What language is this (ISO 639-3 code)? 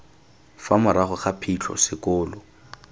tsn